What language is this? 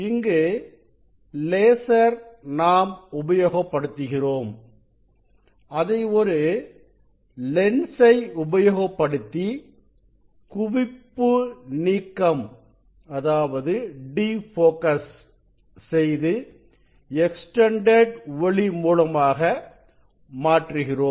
Tamil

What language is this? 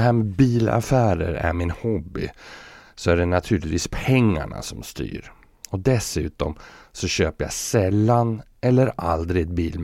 Swedish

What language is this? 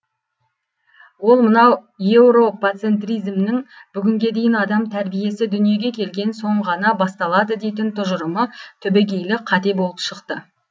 Kazakh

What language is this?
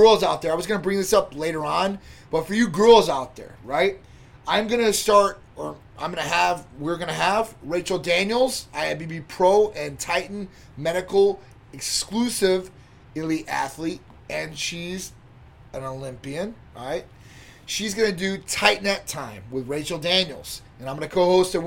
English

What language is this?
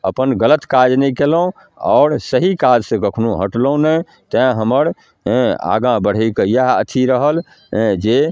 Maithili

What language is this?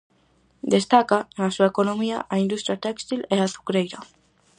Galician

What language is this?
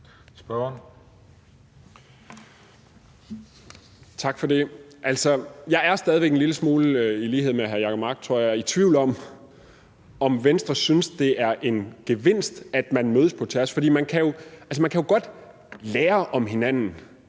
Danish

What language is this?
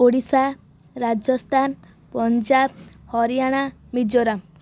Odia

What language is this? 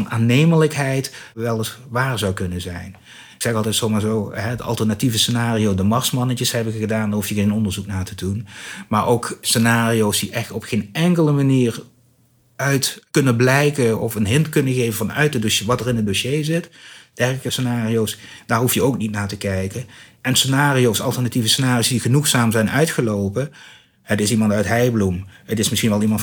Dutch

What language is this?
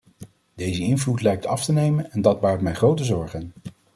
Dutch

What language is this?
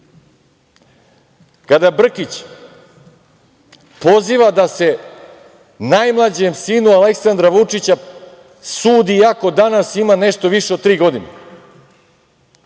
Serbian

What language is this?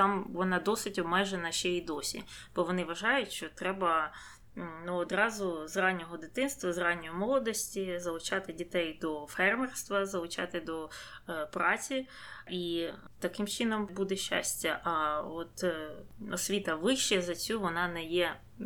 Ukrainian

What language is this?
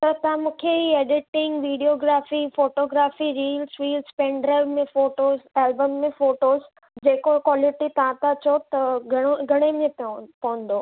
Sindhi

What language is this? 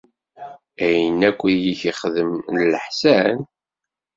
Kabyle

